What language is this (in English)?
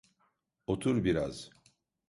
Turkish